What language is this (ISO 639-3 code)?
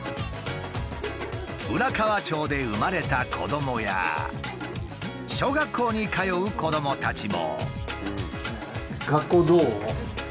jpn